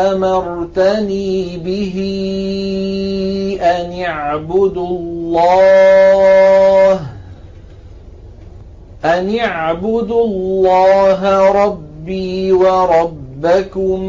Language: Arabic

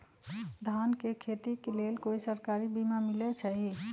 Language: Magahi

